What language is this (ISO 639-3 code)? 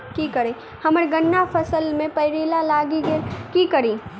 mai